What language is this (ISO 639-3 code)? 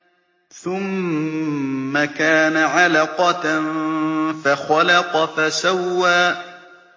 ara